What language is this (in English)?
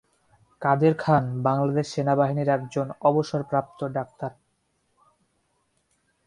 Bangla